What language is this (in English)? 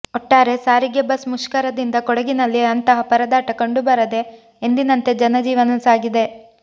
Kannada